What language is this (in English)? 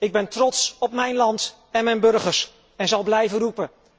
Dutch